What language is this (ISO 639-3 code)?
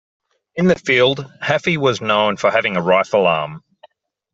eng